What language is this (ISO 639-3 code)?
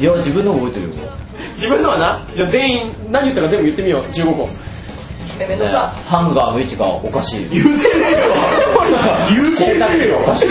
jpn